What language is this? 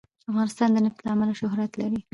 Pashto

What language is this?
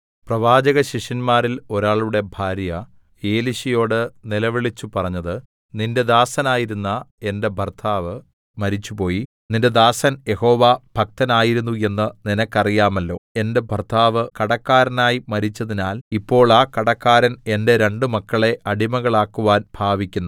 Malayalam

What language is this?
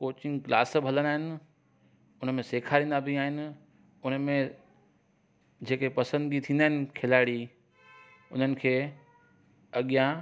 Sindhi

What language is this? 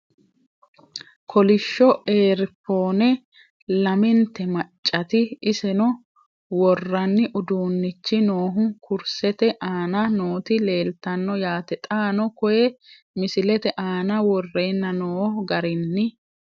Sidamo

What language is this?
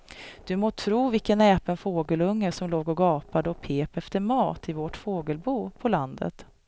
Swedish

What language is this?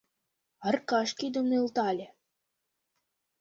Mari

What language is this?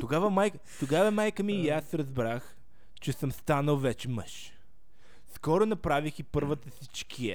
Bulgarian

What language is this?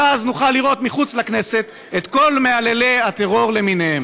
Hebrew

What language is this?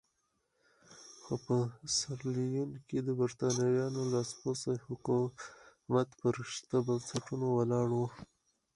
Pashto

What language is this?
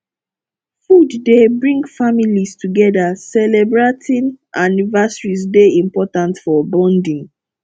Nigerian Pidgin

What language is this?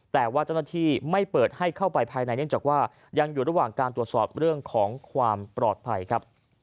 Thai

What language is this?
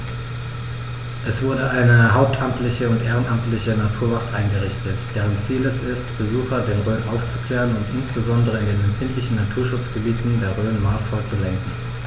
German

